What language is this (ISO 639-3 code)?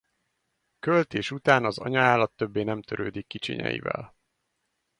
hun